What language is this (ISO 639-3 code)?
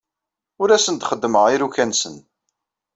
kab